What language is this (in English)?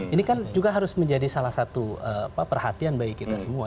Indonesian